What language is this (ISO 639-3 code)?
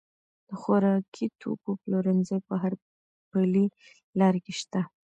pus